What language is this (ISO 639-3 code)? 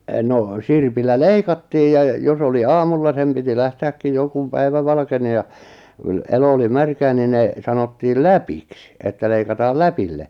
fin